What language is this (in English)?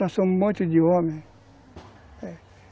Portuguese